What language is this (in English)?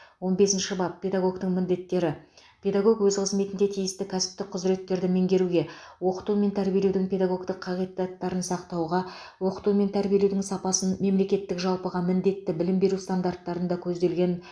Kazakh